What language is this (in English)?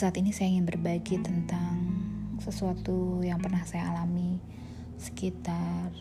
Indonesian